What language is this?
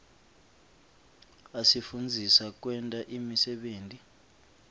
Swati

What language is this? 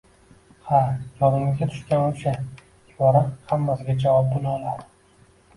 Uzbek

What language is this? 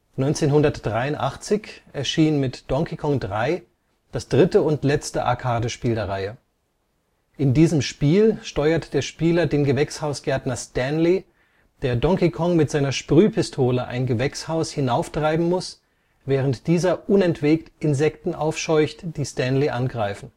German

